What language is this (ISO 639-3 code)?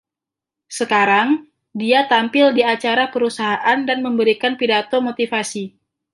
ind